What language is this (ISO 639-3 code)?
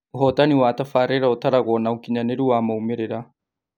kik